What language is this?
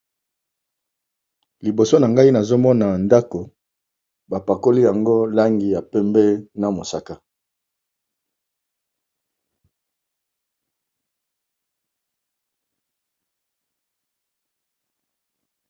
Lingala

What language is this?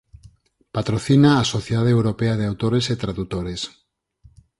Galician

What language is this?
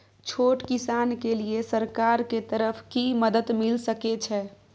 Maithili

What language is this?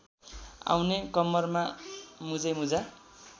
Nepali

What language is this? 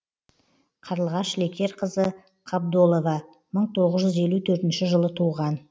Kazakh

